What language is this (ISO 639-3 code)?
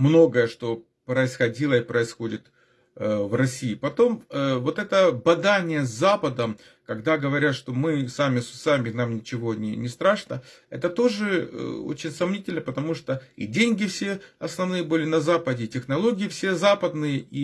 rus